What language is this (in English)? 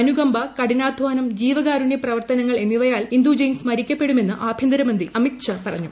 Malayalam